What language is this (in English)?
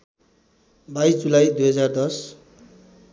Nepali